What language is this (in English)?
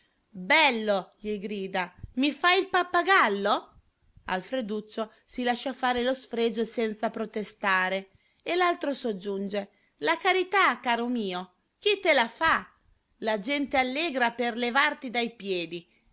Italian